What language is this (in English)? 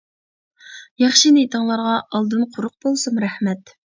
Uyghur